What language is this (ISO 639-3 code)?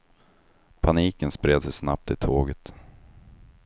swe